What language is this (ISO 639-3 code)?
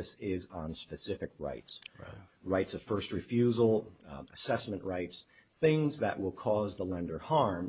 eng